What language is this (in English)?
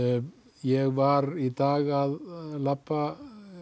Icelandic